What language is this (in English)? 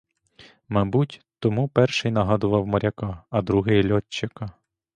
Ukrainian